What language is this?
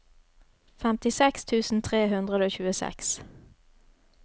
Norwegian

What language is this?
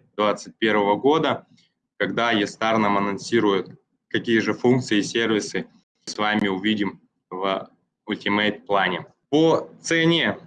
Russian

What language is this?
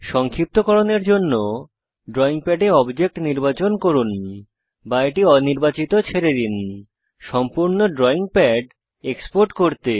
Bangla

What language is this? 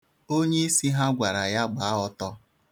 Igbo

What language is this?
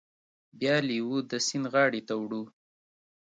Pashto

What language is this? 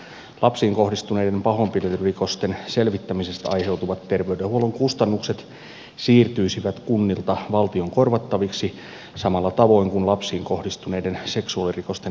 Finnish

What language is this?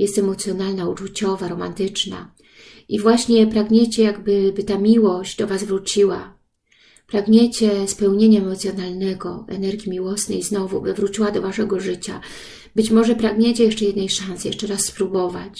Polish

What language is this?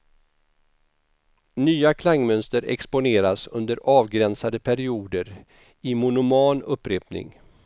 Swedish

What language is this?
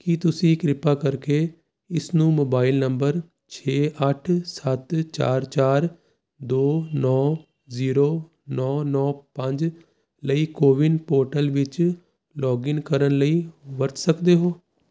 Punjabi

